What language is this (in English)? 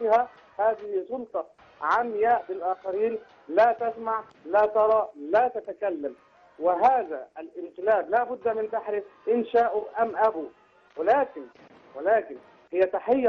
Arabic